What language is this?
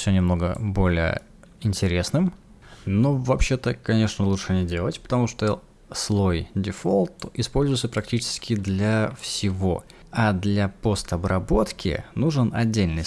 Russian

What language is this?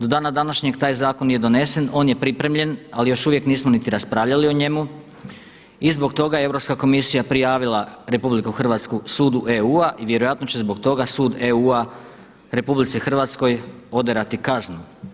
Croatian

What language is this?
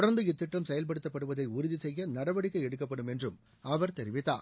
Tamil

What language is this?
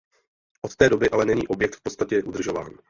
Czech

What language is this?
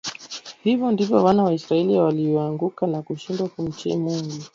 Swahili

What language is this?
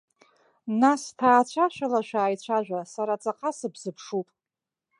Abkhazian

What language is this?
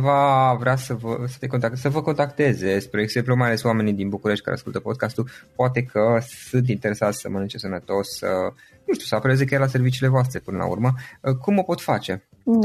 Romanian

